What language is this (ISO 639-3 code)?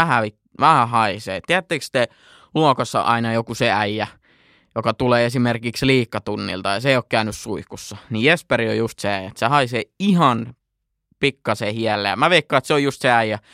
fin